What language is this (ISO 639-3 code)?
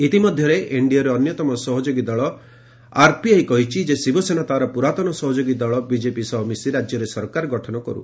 ori